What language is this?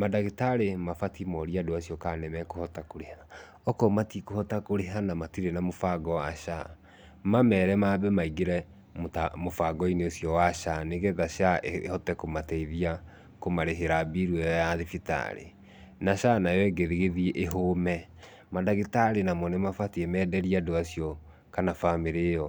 Kikuyu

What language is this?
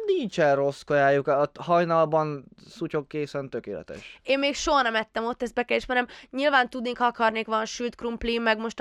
Hungarian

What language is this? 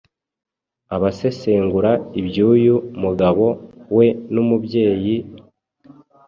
Kinyarwanda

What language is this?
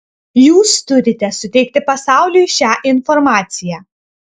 Lithuanian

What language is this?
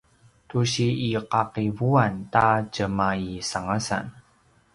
Paiwan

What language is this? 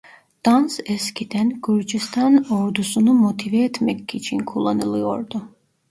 Turkish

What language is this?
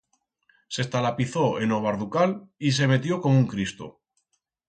Aragonese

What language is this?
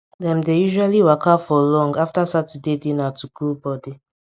Nigerian Pidgin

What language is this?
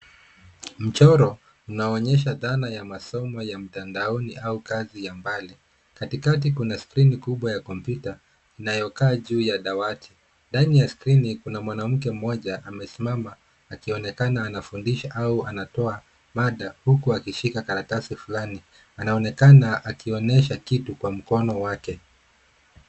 Swahili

